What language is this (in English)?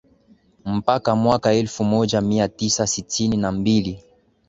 Swahili